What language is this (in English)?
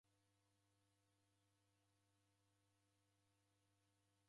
Taita